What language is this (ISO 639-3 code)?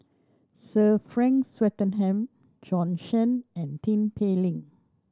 eng